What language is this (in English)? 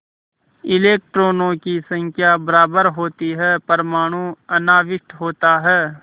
Hindi